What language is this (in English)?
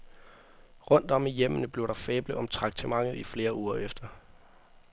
Danish